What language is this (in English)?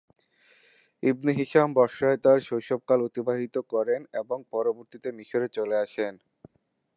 Bangla